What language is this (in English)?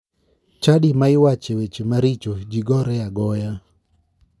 Luo (Kenya and Tanzania)